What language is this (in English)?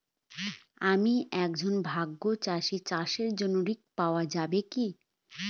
Bangla